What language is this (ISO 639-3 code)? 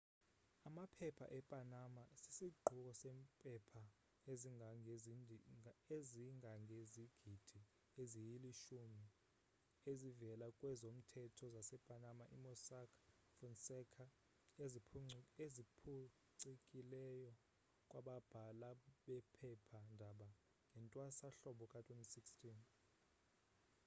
xho